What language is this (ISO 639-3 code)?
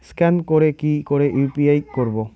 ben